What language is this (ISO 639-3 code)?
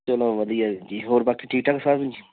pan